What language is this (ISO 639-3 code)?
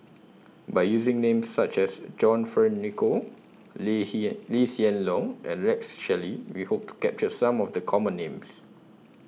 eng